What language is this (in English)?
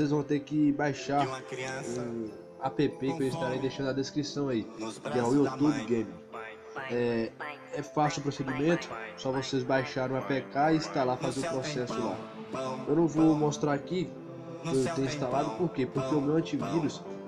Portuguese